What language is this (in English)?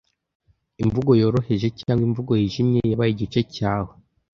Kinyarwanda